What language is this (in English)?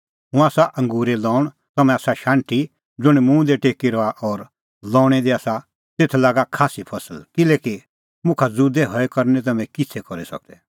Kullu Pahari